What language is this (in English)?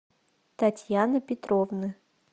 Russian